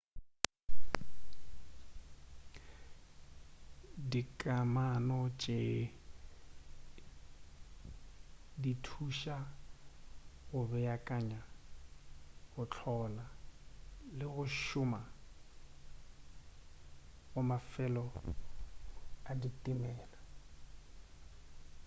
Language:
Northern Sotho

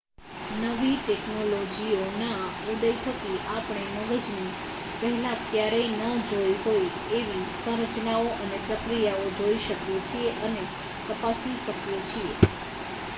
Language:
Gujarati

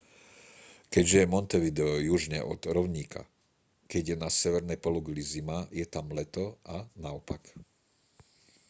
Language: Slovak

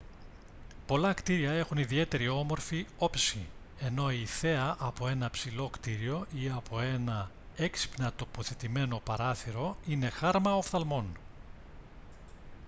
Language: Greek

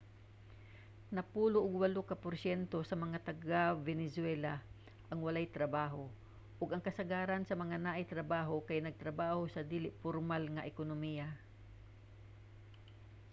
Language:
Cebuano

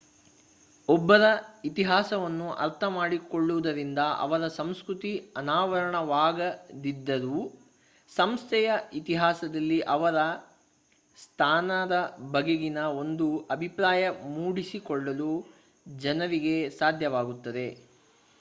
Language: Kannada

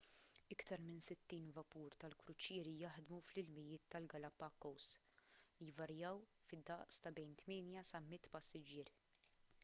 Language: Maltese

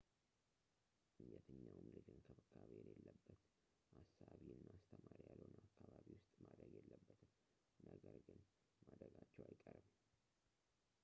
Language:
Amharic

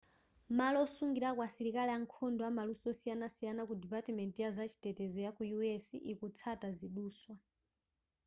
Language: Nyanja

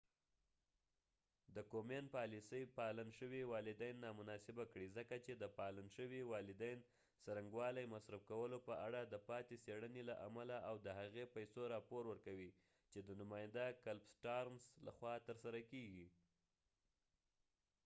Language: Pashto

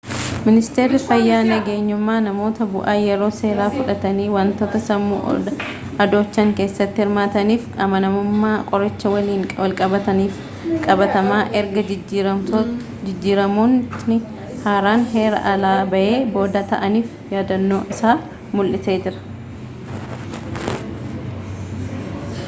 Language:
Oromo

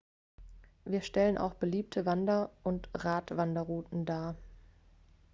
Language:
German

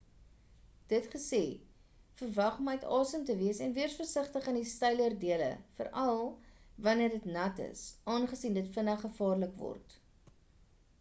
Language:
Afrikaans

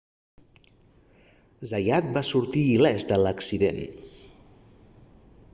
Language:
Catalan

